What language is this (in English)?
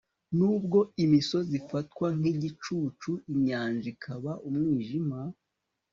Kinyarwanda